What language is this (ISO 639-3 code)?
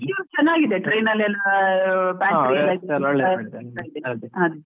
kan